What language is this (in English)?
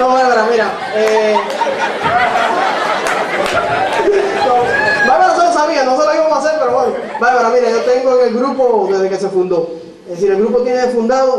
Spanish